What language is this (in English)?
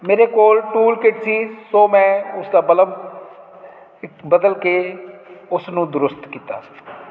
Punjabi